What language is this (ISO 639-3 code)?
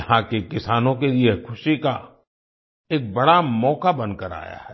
hin